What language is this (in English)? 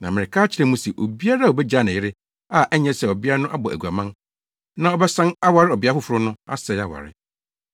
Akan